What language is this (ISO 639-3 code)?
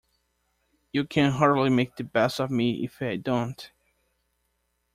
eng